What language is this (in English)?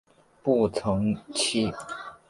Chinese